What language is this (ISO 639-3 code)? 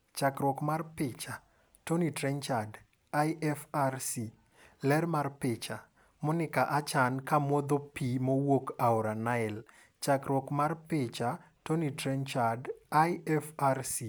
luo